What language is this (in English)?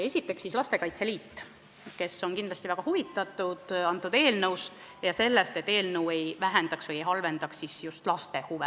Estonian